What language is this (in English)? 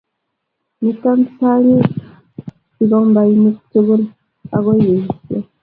Kalenjin